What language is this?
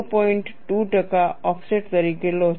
Gujarati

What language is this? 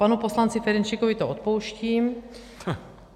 Czech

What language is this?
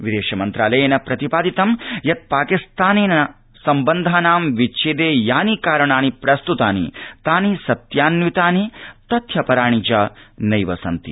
Sanskrit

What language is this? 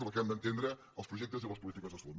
Catalan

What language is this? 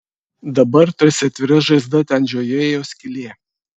Lithuanian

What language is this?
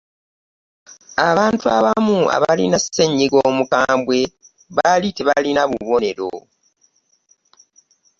Ganda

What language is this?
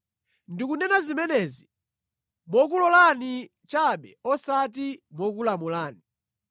Nyanja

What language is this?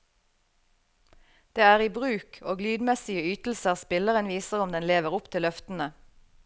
Norwegian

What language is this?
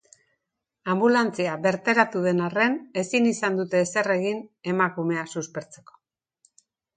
Basque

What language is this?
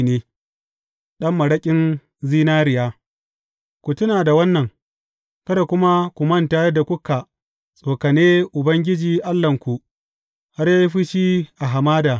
Hausa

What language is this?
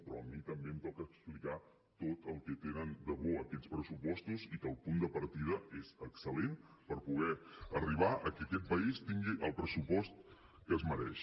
Catalan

